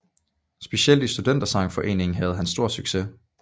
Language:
Danish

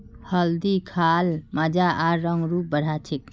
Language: Magahi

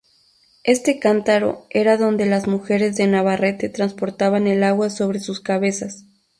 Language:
Spanish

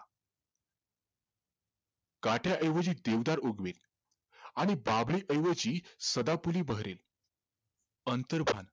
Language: Marathi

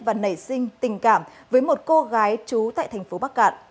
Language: Vietnamese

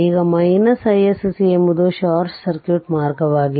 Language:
Kannada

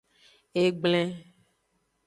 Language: Aja (Benin)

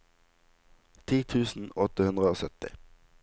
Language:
Norwegian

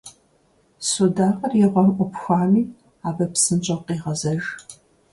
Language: Kabardian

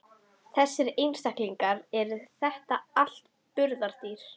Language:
Icelandic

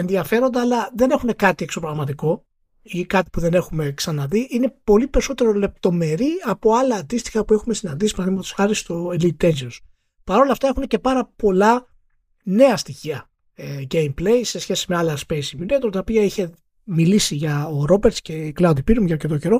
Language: Greek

